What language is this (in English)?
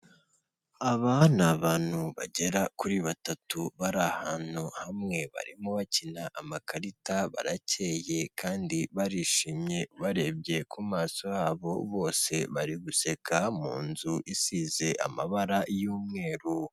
Kinyarwanda